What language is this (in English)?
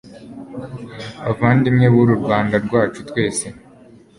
Kinyarwanda